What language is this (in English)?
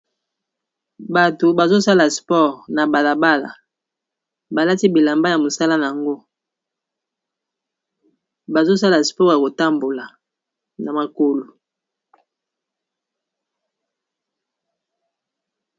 Lingala